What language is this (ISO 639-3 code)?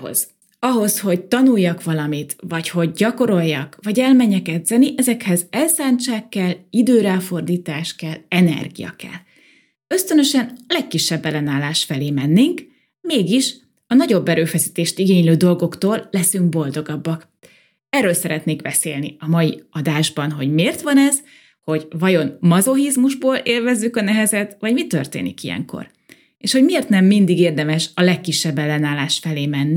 hun